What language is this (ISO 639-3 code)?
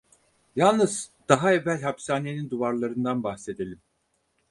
tur